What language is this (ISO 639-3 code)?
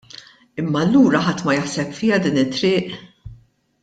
mlt